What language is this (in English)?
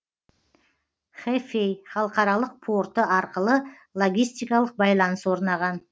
Kazakh